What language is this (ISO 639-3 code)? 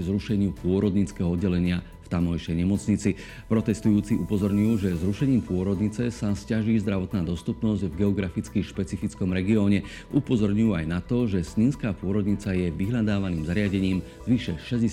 slk